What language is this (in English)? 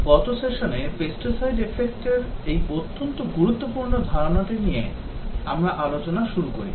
Bangla